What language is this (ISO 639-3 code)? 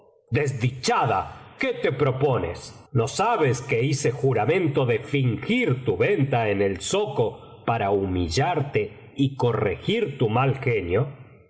spa